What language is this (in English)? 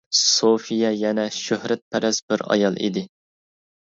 Uyghur